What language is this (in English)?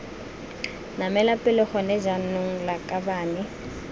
Tswana